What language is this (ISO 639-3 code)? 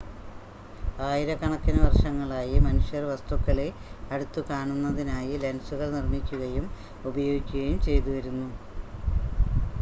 mal